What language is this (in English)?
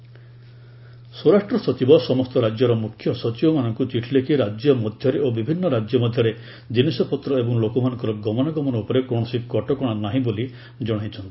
Odia